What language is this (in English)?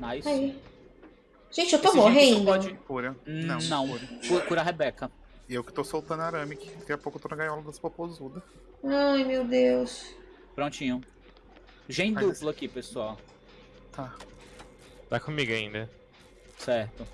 Portuguese